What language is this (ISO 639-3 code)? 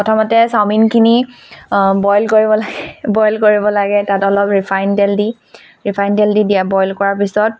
asm